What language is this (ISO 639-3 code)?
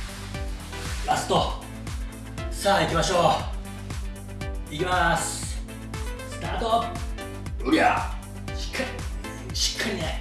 jpn